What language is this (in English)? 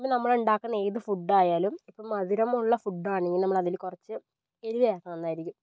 Malayalam